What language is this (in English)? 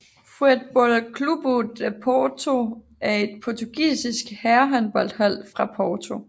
Danish